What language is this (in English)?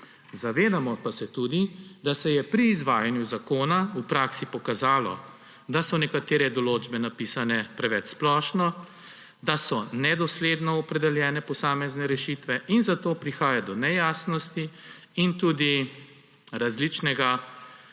Slovenian